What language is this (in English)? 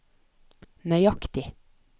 Norwegian